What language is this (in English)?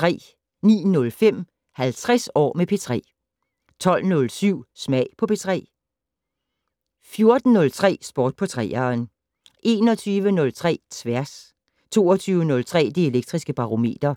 Danish